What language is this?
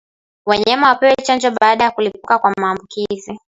Swahili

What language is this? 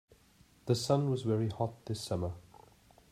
English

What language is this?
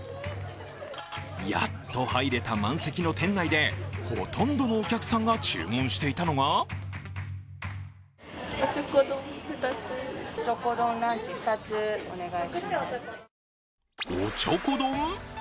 Japanese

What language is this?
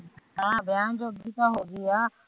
Punjabi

